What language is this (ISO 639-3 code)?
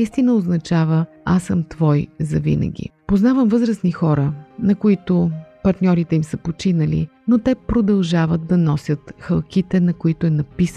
bul